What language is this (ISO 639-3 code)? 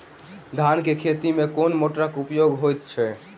mai